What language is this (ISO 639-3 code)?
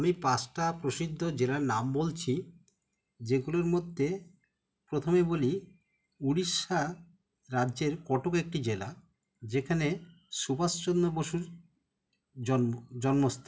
ben